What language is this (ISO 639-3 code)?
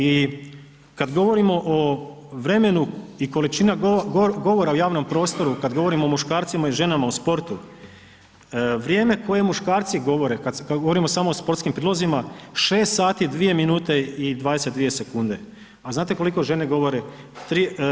hrv